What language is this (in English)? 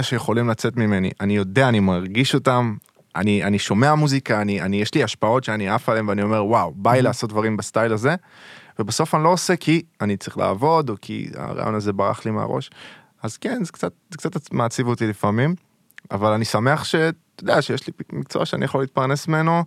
Hebrew